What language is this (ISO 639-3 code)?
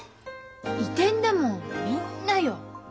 jpn